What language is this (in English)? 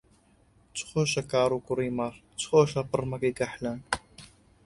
Central Kurdish